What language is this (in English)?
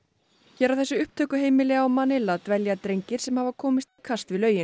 Icelandic